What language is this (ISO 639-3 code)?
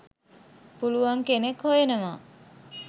sin